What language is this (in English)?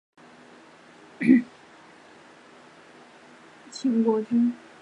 Chinese